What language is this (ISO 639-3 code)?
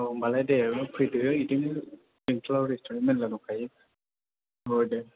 brx